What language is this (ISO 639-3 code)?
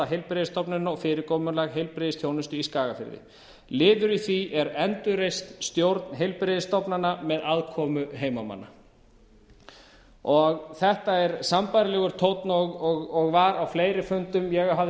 isl